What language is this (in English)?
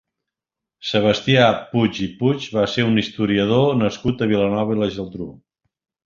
Catalan